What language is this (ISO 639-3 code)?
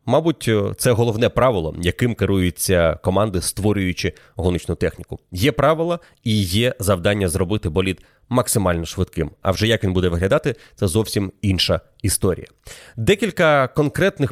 ukr